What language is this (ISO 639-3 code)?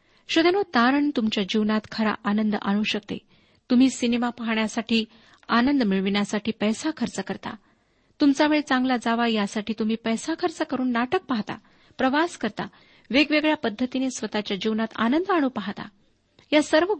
mar